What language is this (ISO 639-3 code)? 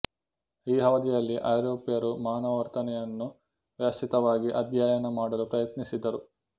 kan